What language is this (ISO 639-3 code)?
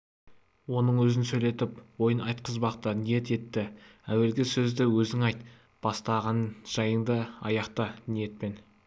kaz